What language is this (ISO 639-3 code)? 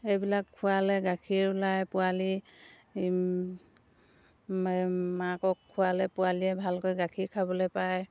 asm